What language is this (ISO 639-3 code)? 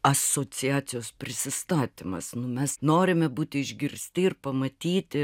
lit